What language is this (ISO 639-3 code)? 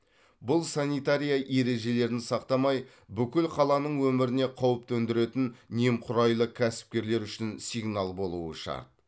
kaz